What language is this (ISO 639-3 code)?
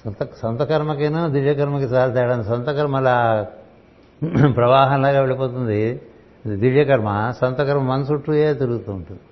tel